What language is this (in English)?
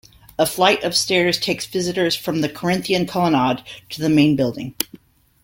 English